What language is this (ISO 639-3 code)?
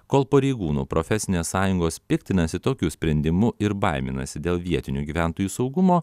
lit